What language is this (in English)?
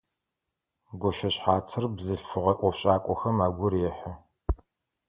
Adyghe